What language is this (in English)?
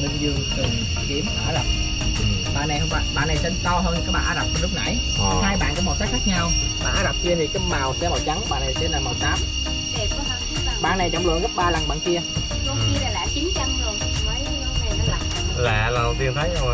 Vietnamese